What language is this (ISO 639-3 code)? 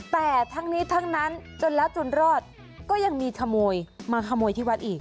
tha